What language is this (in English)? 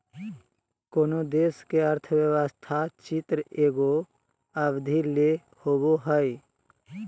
Magahi